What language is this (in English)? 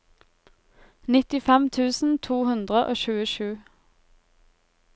Norwegian